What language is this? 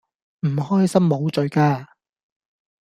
Cantonese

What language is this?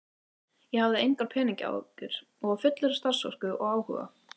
Icelandic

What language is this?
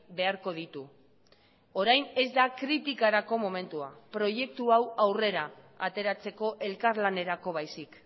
Basque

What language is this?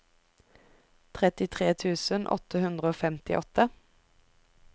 Norwegian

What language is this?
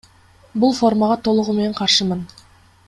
Kyrgyz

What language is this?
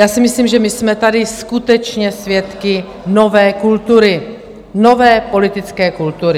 Czech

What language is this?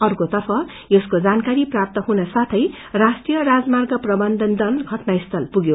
Nepali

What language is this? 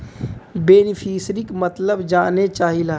Bhojpuri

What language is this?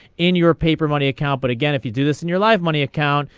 English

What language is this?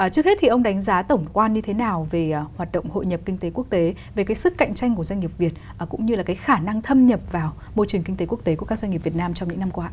Vietnamese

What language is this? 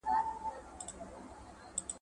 Pashto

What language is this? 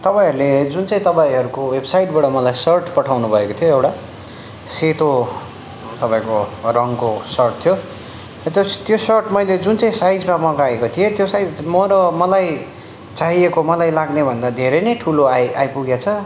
Nepali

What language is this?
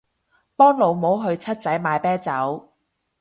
Cantonese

